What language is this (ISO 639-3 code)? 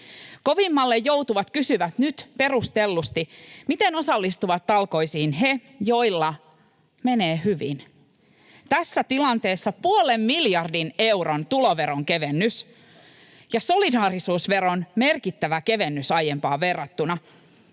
fin